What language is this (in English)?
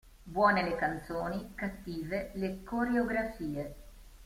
Italian